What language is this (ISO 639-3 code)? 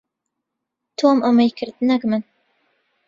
ckb